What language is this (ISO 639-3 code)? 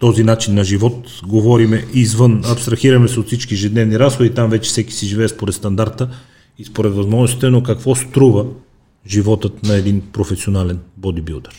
bul